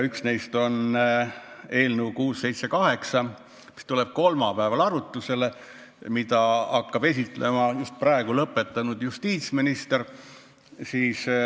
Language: Estonian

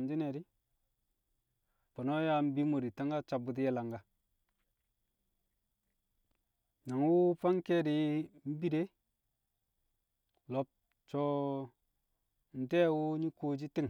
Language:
Kamo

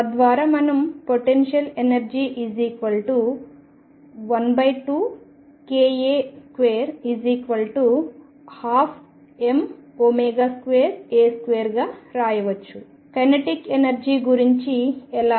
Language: Telugu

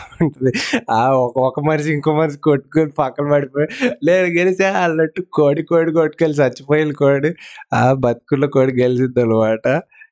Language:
Telugu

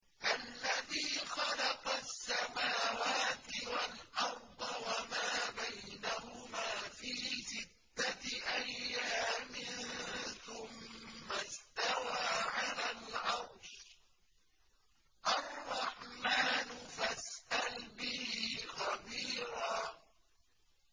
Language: Arabic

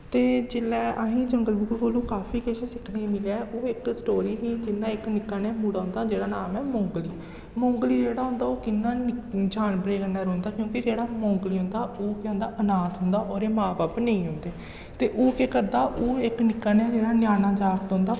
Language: Dogri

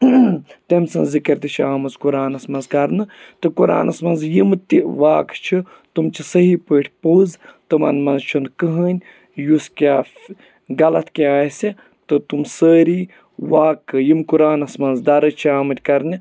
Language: Kashmiri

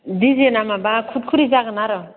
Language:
Bodo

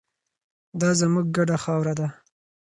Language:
Pashto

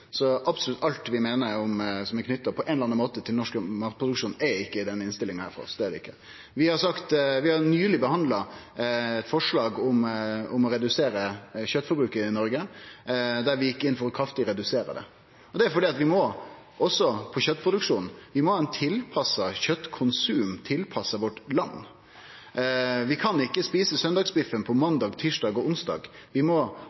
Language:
Norwegian Nynorsk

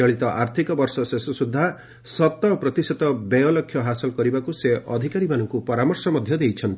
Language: Odia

